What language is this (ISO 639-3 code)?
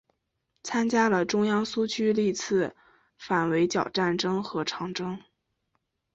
zho